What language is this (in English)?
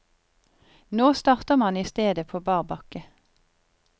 Norwegian